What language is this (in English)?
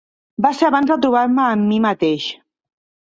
Catalan